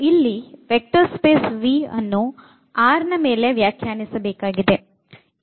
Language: Kannada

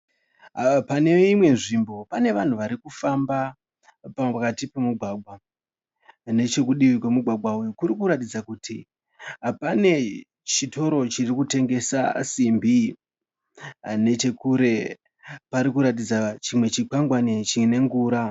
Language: Shona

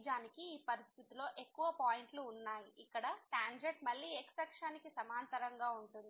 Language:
Telugu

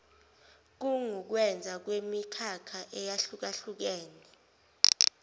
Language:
Zulu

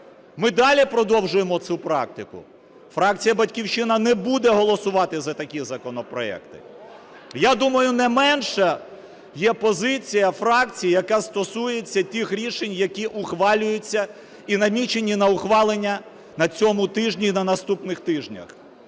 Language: Ukrainian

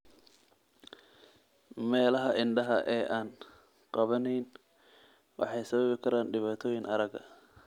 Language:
Somali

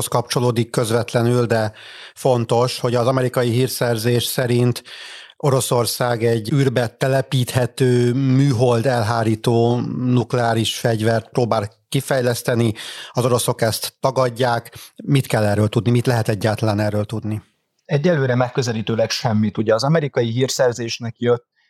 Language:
Hungarian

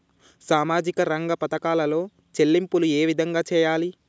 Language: Telugu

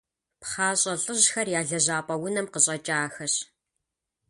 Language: Kabardian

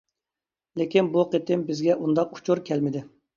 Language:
Uyghur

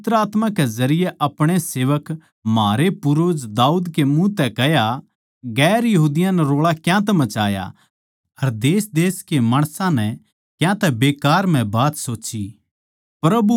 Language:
Haryanvi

